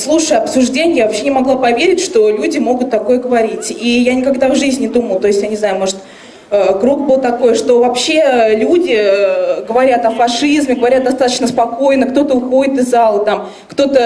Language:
Russian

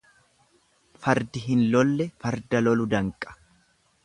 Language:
Oromo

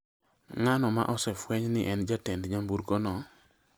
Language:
Luo (Kenya and Tanzania)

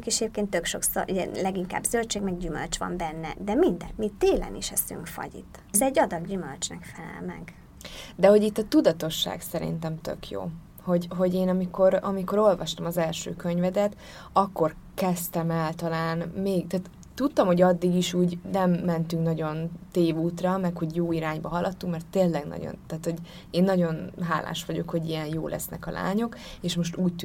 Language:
Hungarian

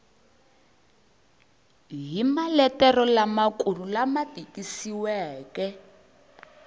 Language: Tsonga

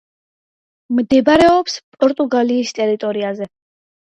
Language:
Georgian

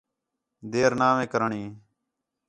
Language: Khetrani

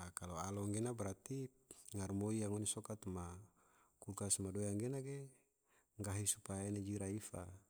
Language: Tidore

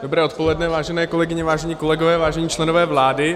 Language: Czech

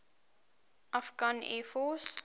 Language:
English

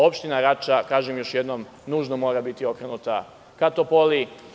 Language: Serbian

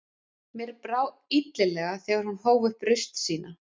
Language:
Icelandic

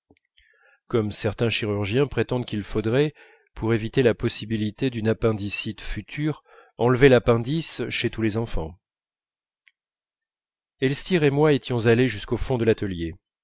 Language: French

